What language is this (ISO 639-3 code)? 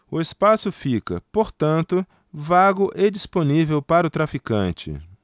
por